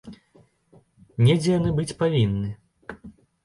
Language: Belarusian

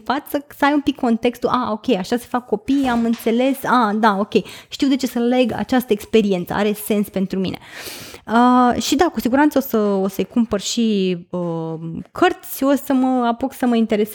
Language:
Romanian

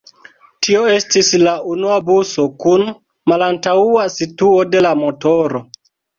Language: Esperanto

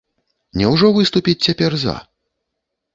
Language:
Belarusian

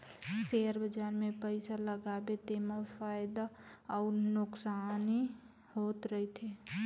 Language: Chhattisgarhi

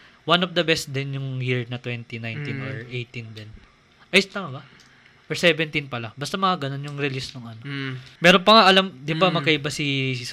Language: Filipino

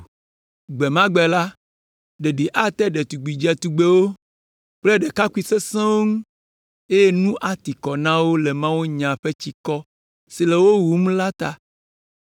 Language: Ewe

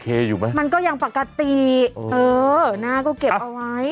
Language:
Thai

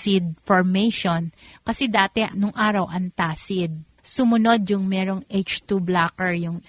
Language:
Filipino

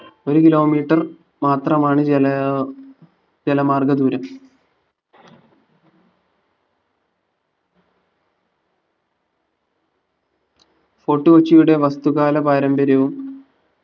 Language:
Malayalam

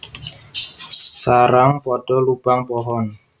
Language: Javanese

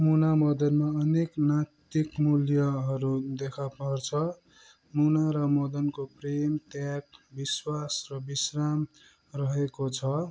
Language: Nepali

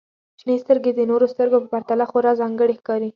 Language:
Pashto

